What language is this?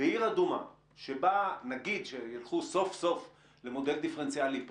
Hebrew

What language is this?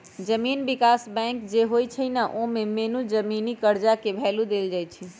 Magahi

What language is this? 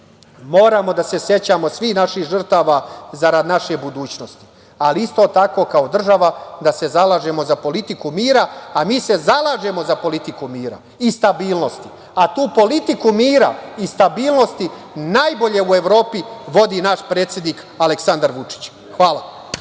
Serbian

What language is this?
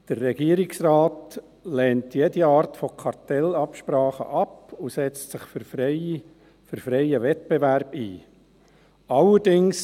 Swiss German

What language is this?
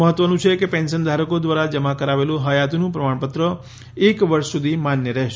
Gujarati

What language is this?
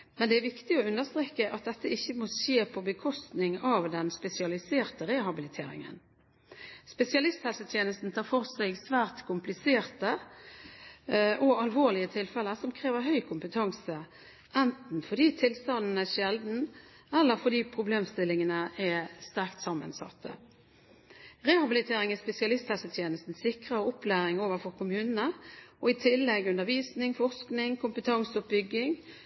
Norwegian Bokmål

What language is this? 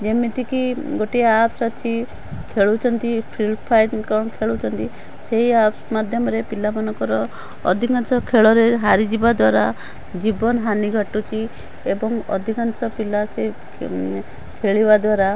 Odia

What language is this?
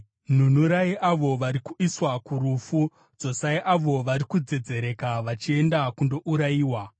Shona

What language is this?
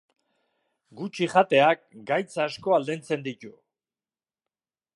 Basque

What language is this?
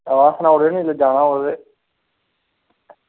Dogri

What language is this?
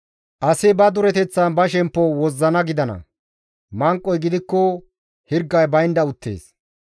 Gamo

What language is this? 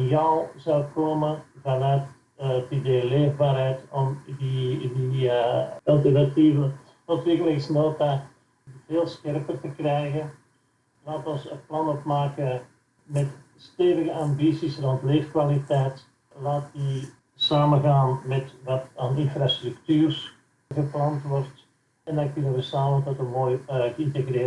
Dutch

